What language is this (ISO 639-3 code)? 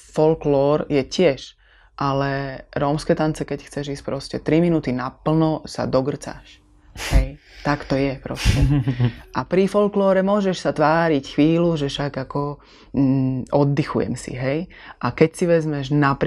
slk